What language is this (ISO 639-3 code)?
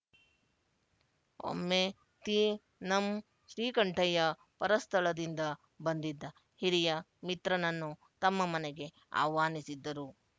kan